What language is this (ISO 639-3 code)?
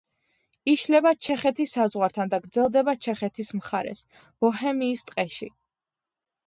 kat